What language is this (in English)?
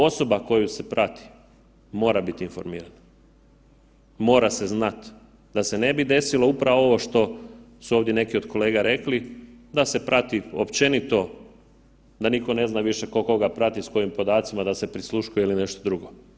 Croatian